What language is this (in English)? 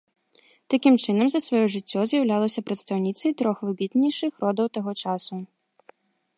Belarusian